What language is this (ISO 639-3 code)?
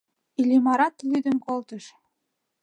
chm